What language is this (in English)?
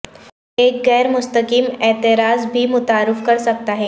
Urdu